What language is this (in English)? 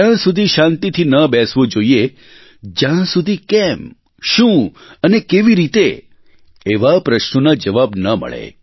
Gujarati